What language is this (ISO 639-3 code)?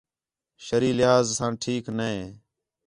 xhe